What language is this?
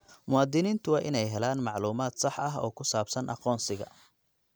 Somali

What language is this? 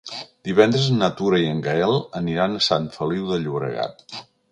Catalan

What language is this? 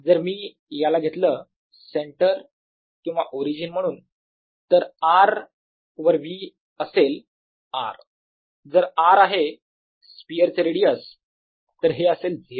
Marathi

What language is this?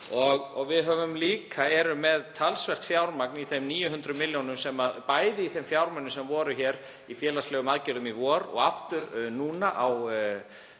Icelandic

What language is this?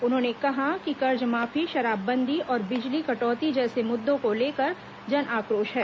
Hindi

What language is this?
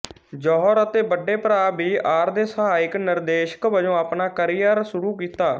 Punjabi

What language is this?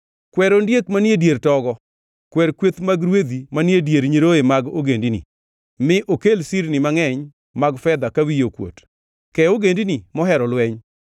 Luo (Kenya and Tanzania)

